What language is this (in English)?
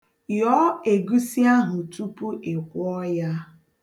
Igbo